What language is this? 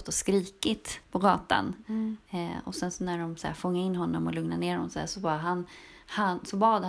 Swedish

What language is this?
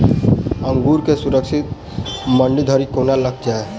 Maithili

